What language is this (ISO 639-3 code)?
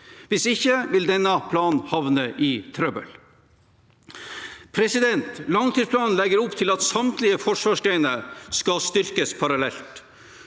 nor